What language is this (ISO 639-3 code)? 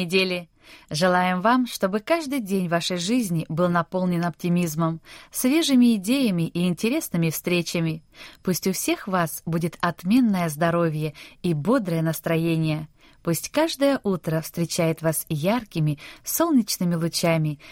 rus